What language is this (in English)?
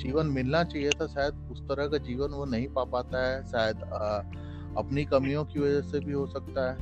Hindi